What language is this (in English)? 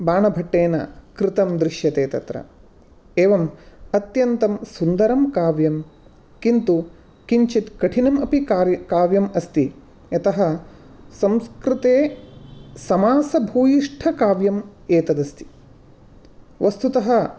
Sanskrit